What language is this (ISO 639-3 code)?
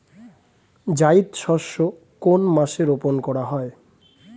ben